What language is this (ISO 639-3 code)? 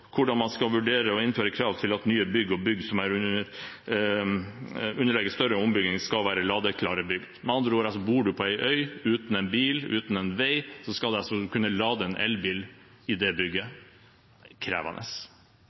nob